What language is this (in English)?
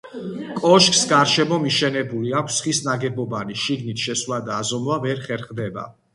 Georgian